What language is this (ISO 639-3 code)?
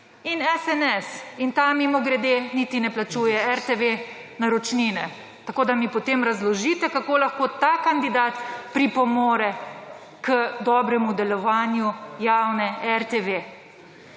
slv